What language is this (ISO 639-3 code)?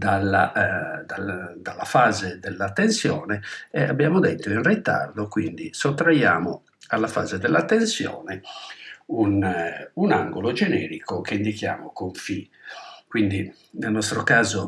ita